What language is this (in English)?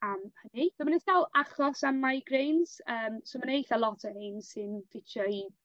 Welsh